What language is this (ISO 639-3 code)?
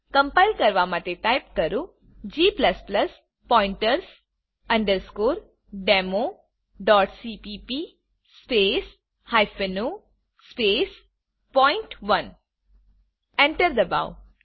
guj